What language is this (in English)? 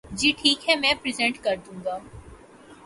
Urdu